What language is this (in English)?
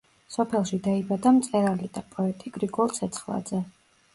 Georgian